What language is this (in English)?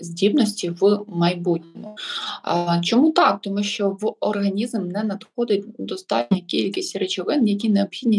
Ukrainian